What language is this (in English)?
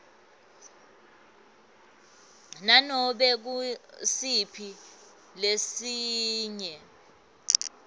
Swati